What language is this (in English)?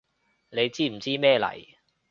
Cantonese